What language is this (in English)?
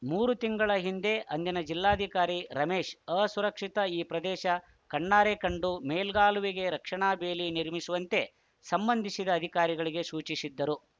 Kannada